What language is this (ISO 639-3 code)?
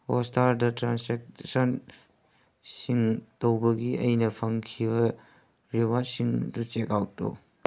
mni